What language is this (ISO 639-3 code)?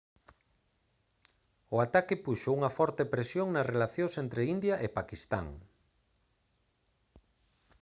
glg